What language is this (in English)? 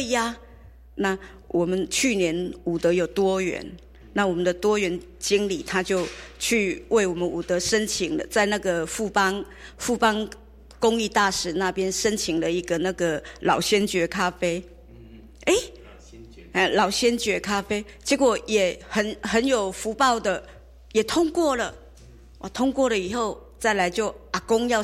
Chinese